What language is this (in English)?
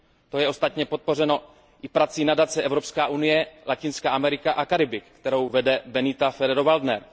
Czech